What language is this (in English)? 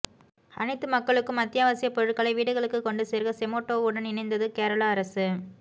Tamil